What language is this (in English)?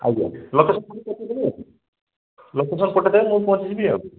Odia